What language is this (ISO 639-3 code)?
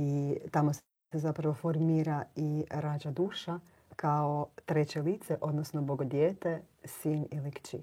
hrv